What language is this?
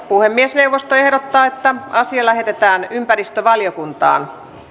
Finnish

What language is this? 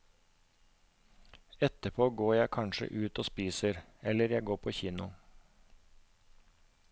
Norwegian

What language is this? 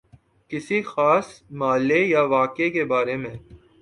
Urdu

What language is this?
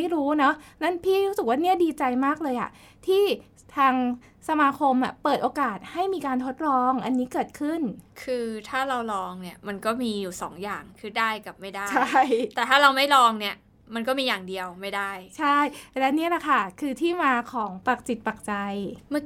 Thai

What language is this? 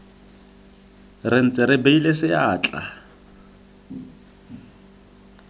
Tswana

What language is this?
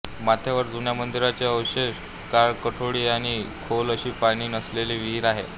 Marathi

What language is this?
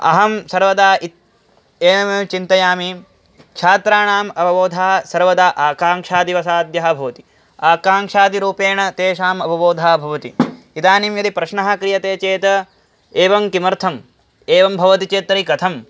Sanskrit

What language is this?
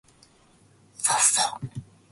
Japanese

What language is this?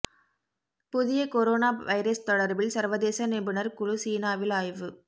Tamil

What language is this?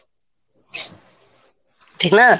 Bangla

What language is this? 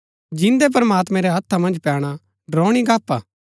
Gaddi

